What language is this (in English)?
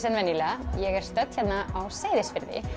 Icelandic